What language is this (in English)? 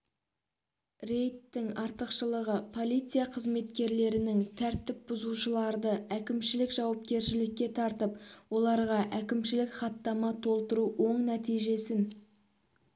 Kazakh